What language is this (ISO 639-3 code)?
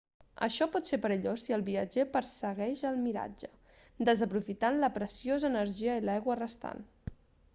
cat